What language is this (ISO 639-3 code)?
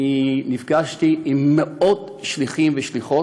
heb